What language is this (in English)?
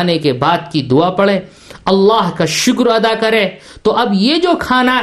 Urdu